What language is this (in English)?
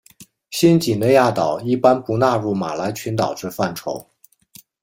Chinese